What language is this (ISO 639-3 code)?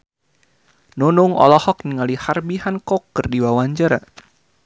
sun